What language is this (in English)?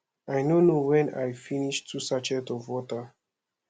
Nigerian Pidgin